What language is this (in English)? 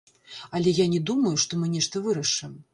Belarusian